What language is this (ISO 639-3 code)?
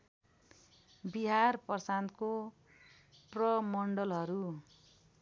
nep